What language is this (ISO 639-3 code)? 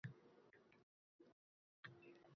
uzb